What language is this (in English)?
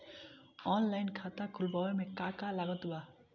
Bhojpuri